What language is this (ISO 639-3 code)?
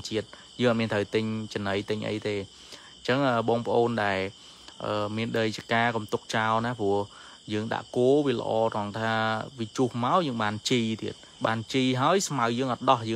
vie